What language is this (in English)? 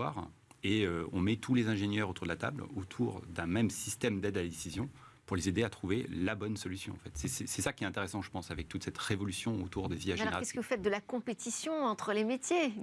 French